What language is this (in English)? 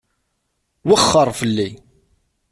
Kabyle